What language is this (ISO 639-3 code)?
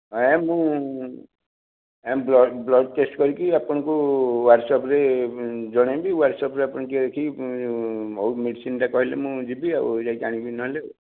ori